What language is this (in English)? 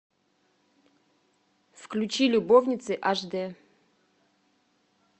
Russian